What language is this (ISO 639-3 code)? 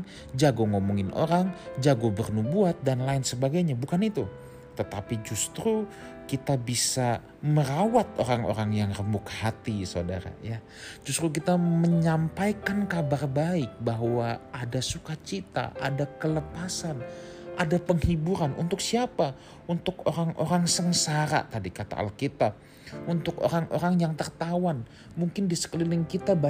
ind